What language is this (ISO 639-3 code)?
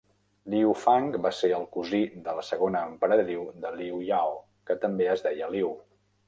cat